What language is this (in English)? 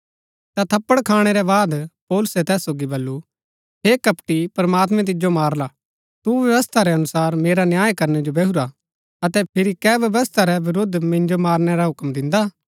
Gaddi